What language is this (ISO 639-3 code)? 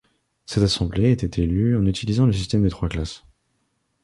fra